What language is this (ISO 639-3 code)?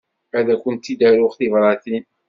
kab